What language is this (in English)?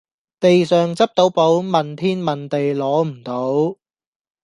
Cantonese